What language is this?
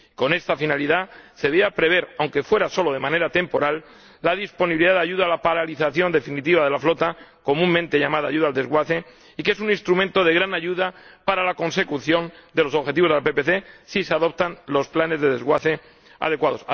Spanish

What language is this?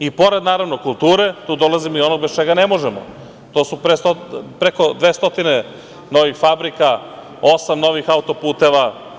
Serbian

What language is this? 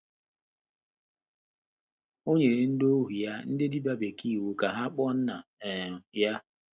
Igbo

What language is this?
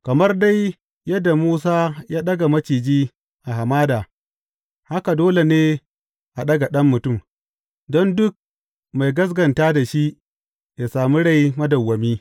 Hausa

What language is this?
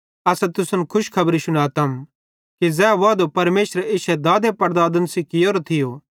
Bhadrawahi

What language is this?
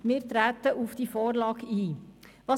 Swiss German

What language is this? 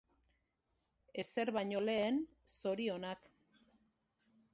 Basque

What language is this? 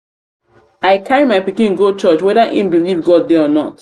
Nigerian Pidgin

